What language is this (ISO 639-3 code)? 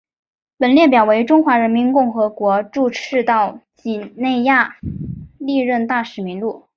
zho